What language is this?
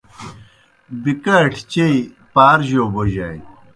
Kohistani Shina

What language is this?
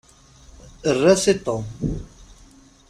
Kabyle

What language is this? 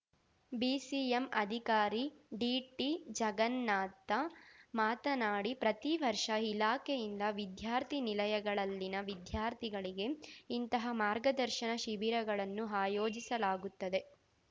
Kannada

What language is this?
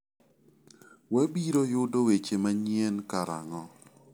Luo (Kenya and Tanzania)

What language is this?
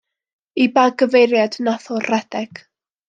Welsh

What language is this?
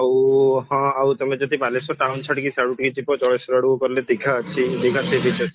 Odia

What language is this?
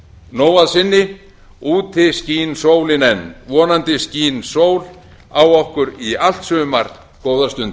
Icelandic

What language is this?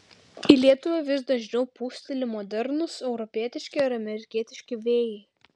Lithuanian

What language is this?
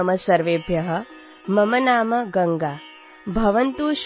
Assamese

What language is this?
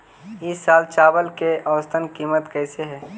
Magahi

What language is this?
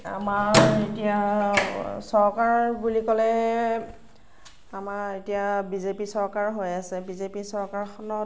Assamese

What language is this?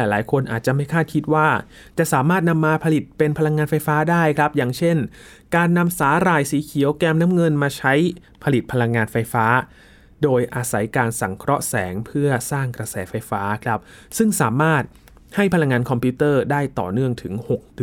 Thai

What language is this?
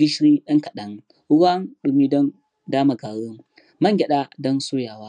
Hausa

